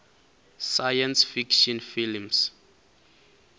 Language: Venda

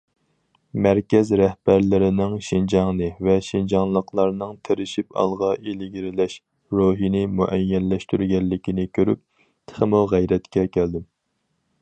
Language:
Uyghur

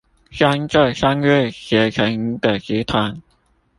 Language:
Chinese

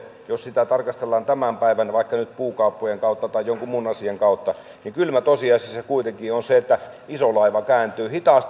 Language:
Finnish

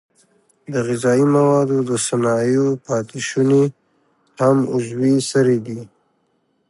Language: Pashto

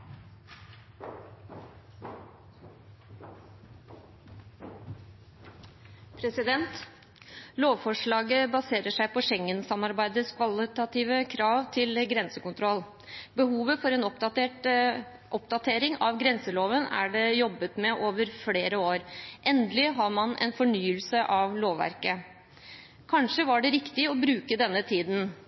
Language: Norwegian Bokmål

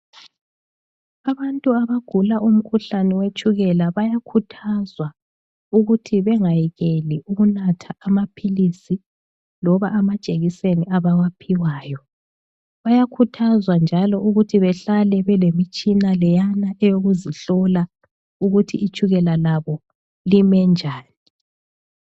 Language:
North Ndebele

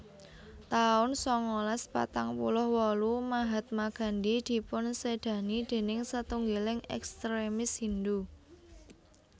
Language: Javanese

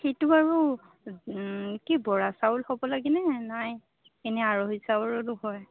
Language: Assamese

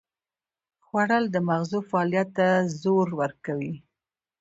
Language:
Pashto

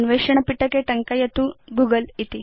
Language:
Sanskrit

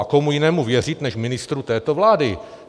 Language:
Czech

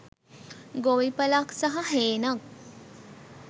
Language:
Sinhala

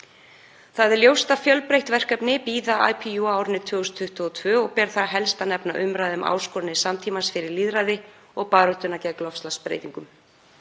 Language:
Icelandic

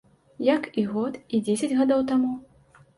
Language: Belarusian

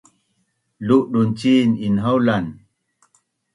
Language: Bunun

